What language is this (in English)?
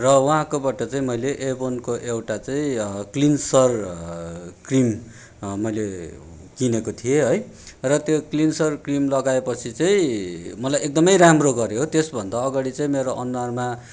Nepali